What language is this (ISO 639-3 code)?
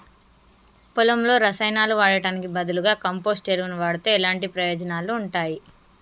tel